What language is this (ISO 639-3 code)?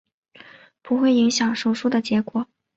zho